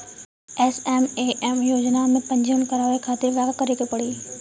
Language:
Bhojpuri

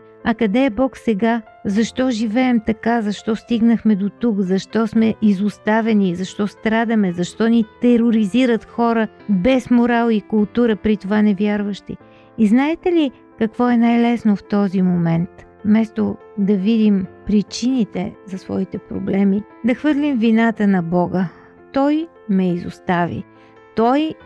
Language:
Bulgarian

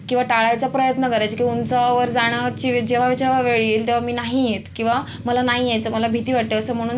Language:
Marathi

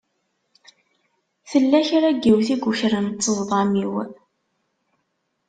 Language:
Kabyle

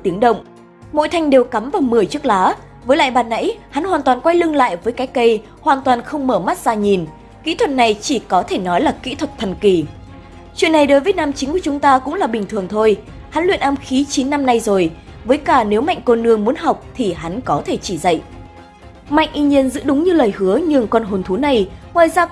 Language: Vietnamese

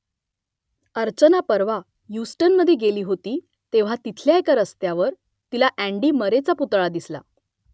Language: Marathi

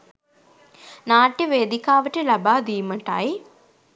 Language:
Sinhala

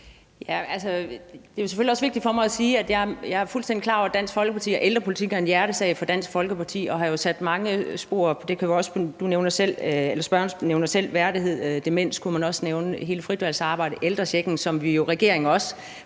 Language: Danish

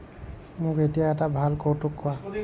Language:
Assamese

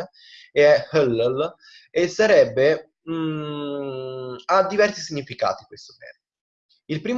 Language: Italian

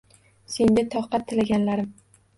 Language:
Uzbek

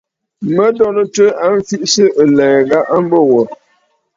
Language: Bafut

